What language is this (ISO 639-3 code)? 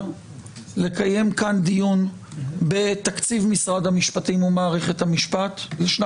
heb